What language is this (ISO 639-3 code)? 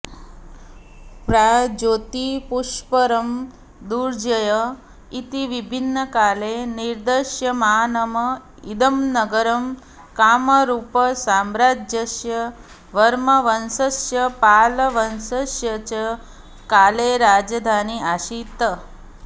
san